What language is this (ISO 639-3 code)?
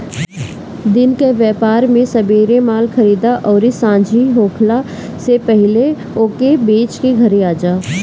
bho